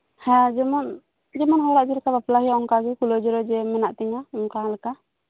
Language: Santali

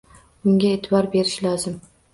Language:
Uzbek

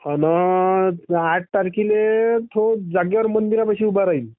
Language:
Marathi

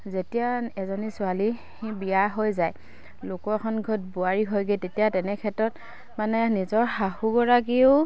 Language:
Assamese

